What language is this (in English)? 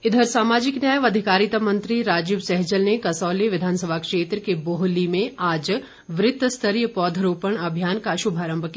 Hindi